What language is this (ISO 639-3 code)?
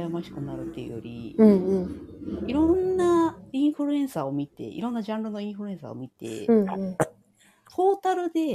jpn